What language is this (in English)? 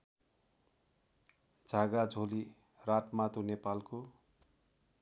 Nepali